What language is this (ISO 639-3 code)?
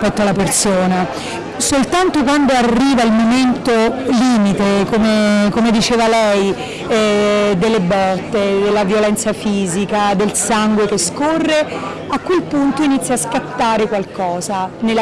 ita